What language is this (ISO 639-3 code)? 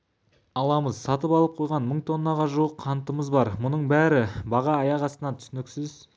kaz